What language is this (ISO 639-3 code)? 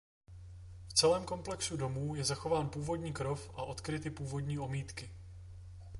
ces